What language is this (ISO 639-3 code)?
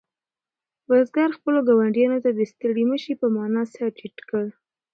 pus